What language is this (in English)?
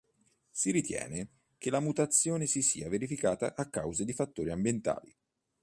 Italian